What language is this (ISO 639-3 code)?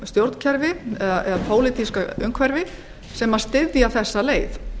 isl